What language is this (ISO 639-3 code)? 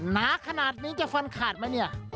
tha